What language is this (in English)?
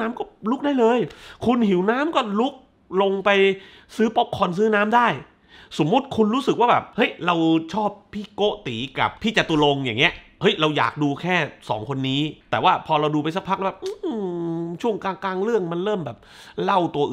Thai